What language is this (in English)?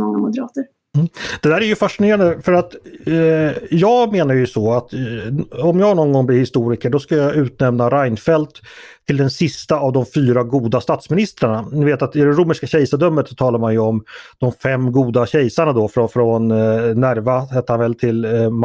Swedish